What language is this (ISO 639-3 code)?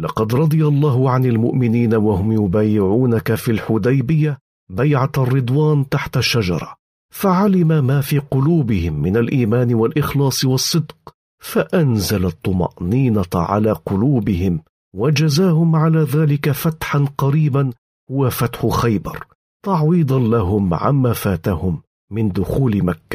ara